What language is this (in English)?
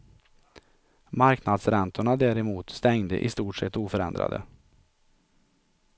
Swedish